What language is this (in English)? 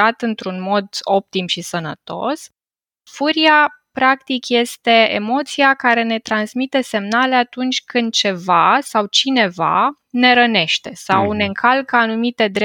Romanian